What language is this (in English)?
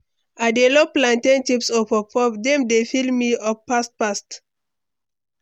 Nigerian Pidgin